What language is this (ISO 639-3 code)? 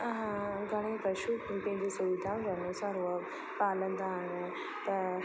snd